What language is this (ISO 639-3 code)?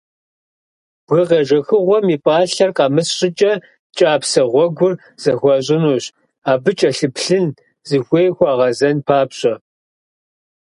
kbd